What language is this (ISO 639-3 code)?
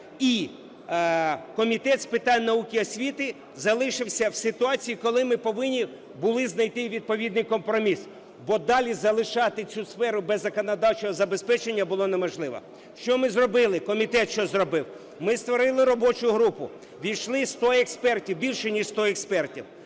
ukr